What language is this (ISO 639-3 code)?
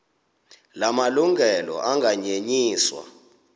xho